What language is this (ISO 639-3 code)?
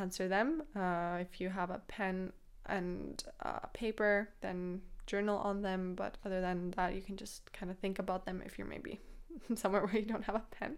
eng